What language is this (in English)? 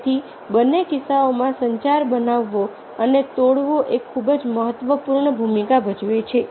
Gujarati